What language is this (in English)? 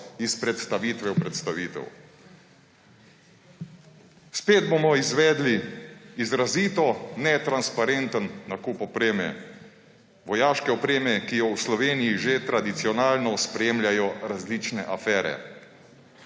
Slovenian